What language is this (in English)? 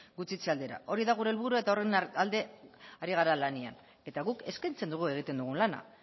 Basque